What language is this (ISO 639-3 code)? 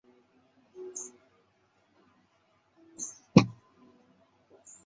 zho